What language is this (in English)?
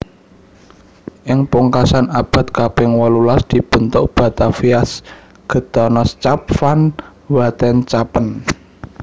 Javanese